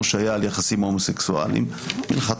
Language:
Hebrew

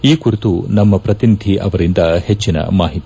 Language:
Kannada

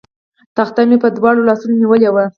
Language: Pashto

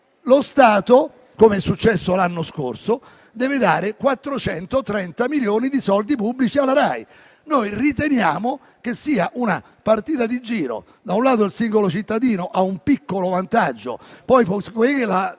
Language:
Italian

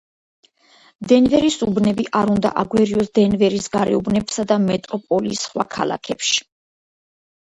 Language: Georgian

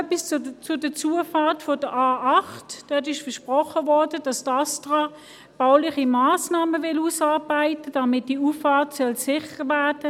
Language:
Swiss German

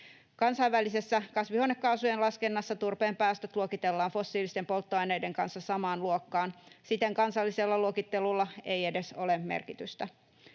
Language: Finnish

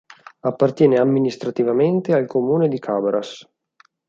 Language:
Italian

